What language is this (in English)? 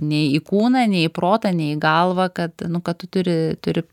Lithuanian